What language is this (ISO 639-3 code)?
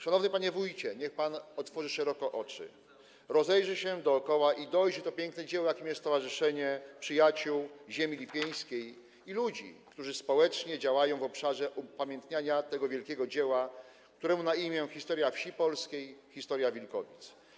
pol